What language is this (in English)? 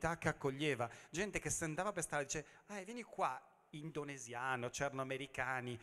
Italian